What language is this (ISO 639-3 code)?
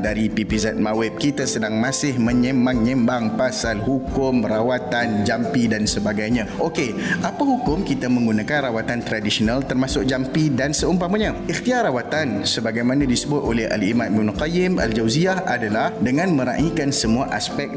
msa